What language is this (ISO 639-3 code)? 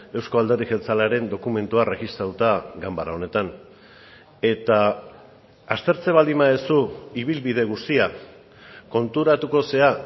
eus